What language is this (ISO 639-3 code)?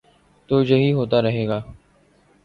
urd